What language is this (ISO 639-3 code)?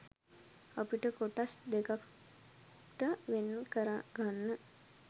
sin